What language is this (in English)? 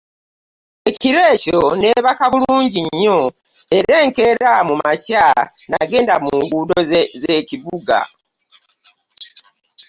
Ganda